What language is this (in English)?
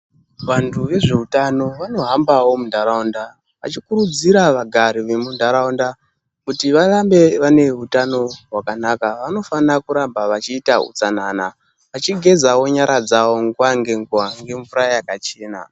Ndau